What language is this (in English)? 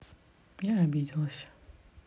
Russian